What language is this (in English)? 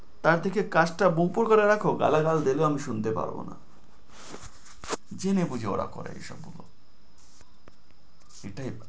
Bangla